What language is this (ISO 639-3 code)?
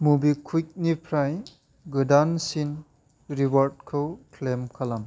brx